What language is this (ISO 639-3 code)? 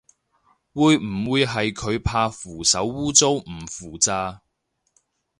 yue